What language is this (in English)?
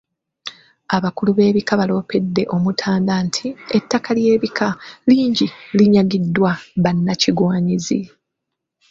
Ganda